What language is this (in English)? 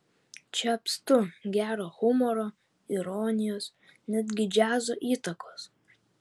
Lithuanian